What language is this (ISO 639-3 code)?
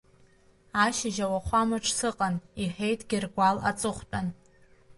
abk